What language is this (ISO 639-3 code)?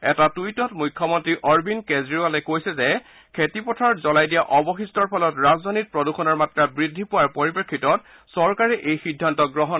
asm